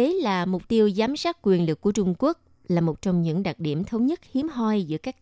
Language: Vietnamese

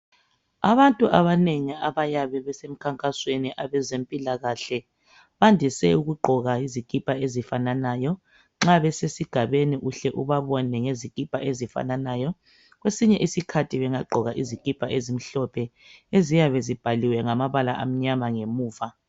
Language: North Ndebele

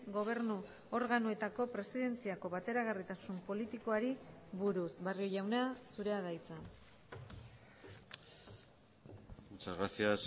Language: Basque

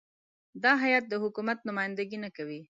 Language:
Pashto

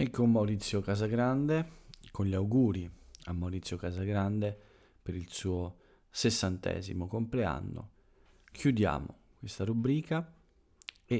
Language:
Italian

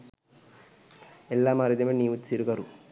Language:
Sinhala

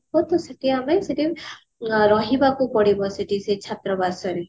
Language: Odia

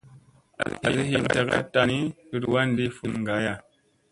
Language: Musey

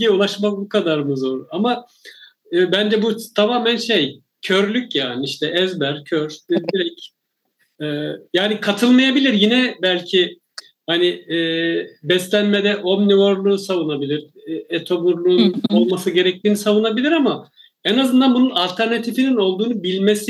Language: Turkish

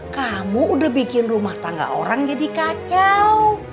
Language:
Indonesian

